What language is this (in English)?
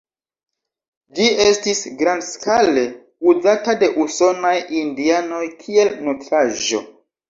Esperanto